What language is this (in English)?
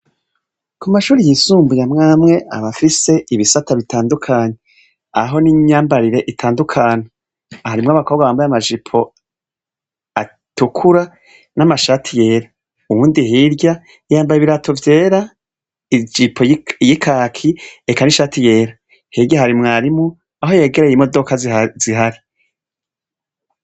Rundi